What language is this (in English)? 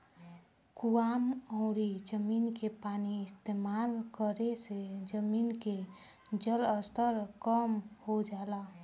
Bhojpuri